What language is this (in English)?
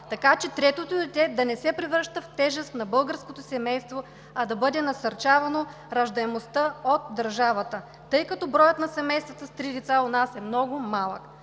Bulgarian